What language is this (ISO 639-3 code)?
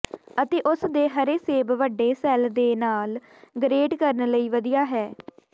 pan